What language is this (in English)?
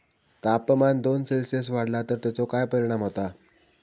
Marathi